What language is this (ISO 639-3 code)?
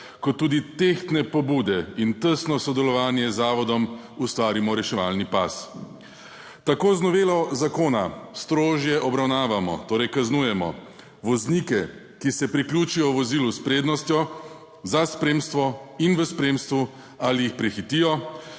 slv